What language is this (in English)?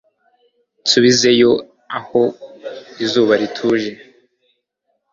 Kinyarwanda